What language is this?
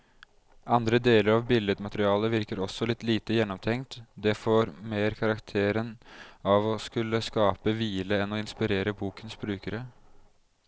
Norwegian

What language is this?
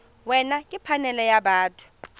Tswana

